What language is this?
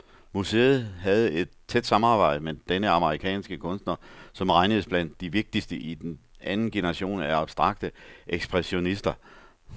Danish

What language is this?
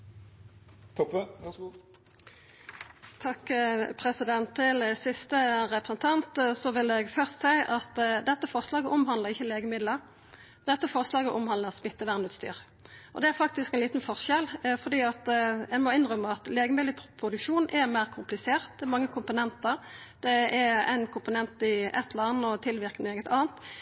Norwegian Nynorsk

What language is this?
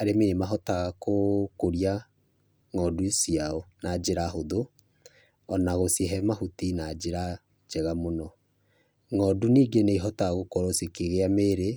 Kikuyu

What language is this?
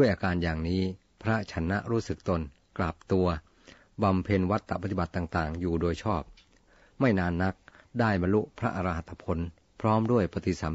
Thai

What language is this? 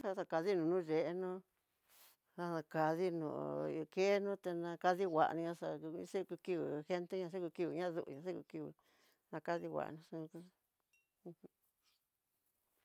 Tidaá Mixtec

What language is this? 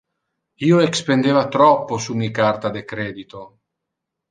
Interlingua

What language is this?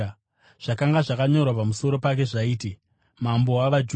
Shona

